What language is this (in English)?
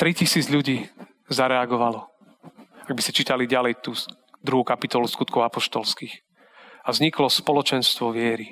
Slovak